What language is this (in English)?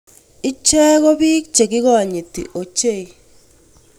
Kalenjin